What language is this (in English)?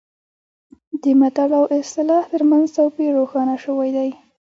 Pashto